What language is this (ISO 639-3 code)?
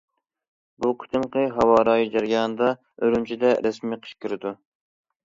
uig